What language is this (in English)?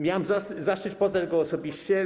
Polish